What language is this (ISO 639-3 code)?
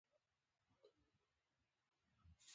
pus